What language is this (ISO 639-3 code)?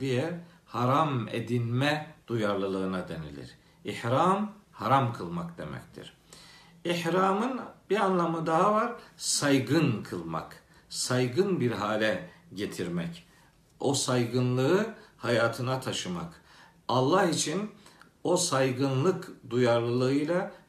tur